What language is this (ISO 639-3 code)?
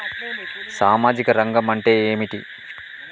tel